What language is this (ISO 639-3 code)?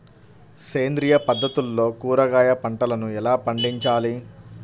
tel